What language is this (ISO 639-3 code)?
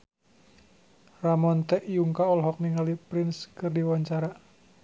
sun